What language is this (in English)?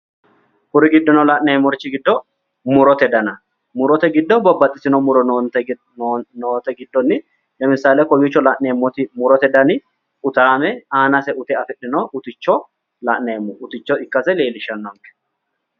Sidamo